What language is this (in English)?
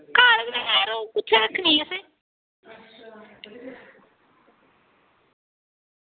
Dogri